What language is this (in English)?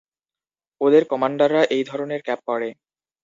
Bangla